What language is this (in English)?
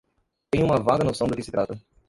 Portuguese